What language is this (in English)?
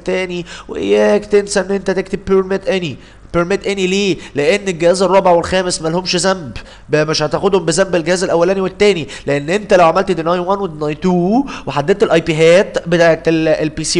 Arabic